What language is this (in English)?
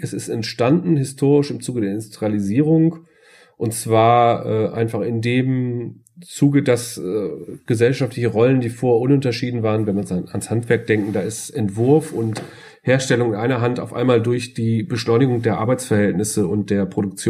German